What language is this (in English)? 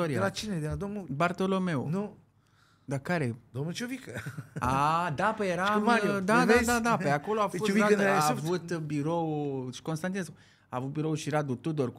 Romanian